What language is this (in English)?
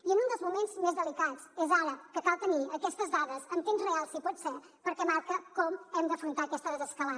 Catalan